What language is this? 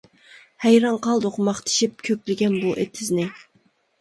Uyghur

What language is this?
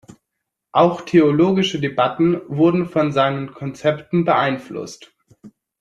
German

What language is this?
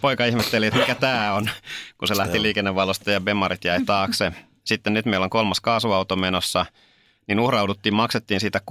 Finnish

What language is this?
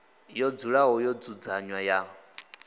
Venda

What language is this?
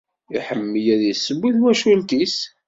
Kabyle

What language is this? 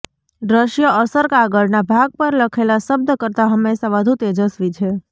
Gujarati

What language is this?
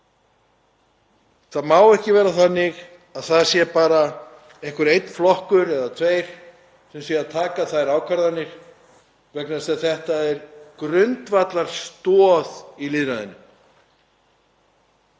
Icelandic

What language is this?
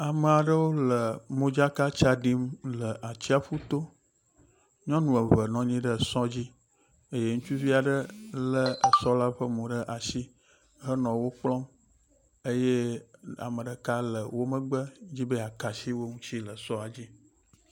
Ewe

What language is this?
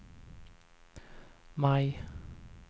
Swedish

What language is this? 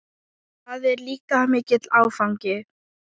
Icelandic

